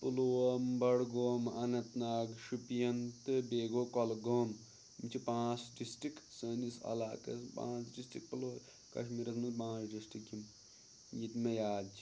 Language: Kashmiri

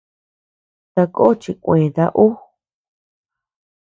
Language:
Tepeuxila Cuicatec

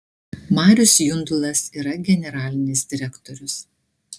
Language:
Lithuanian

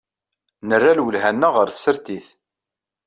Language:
Kabyle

